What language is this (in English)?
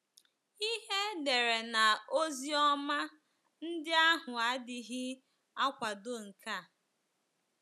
Igbo